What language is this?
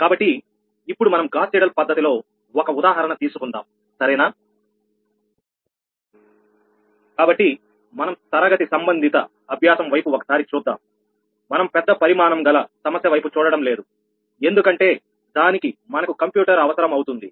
Telugu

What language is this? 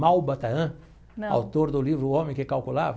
Portuguese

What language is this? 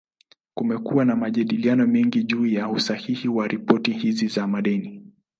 Swahili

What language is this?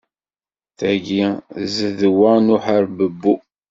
Kabyle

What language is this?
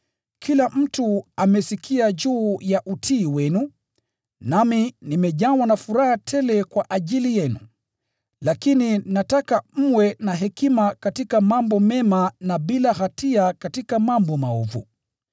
Swahili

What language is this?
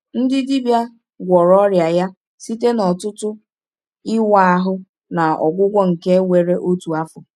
Igbo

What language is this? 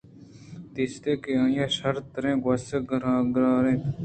Eastern Balochi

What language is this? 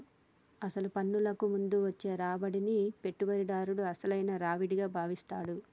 Telugu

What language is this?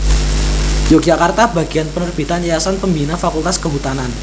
Javanese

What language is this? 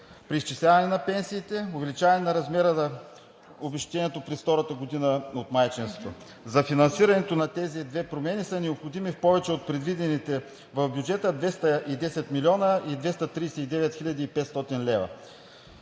Bulgarian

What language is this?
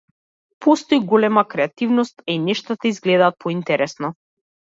Macedonian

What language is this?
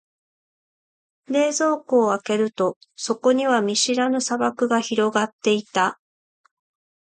Japanese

